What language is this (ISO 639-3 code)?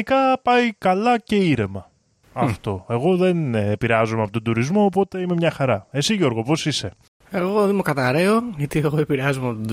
ell